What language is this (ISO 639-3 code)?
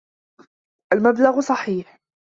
ara